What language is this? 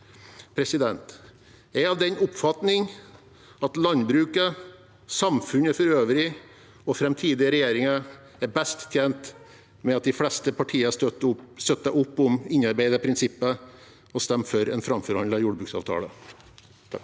Norwegian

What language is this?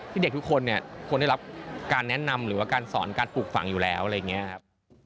Thai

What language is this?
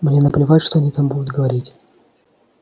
Russian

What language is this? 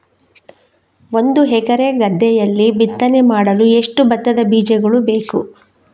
Kannada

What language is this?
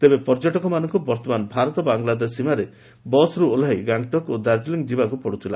Odia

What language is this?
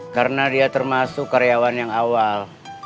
Indonesian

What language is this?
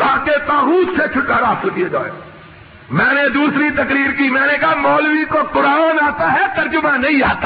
Urdu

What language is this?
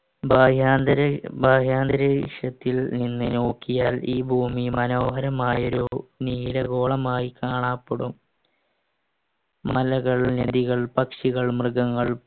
Malayalam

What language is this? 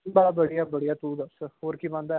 Punjabi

